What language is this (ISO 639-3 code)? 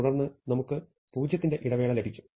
mal